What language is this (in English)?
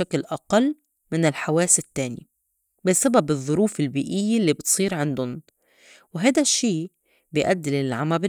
North Levantine Arabic